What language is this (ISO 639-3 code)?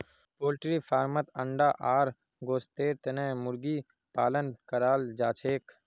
mag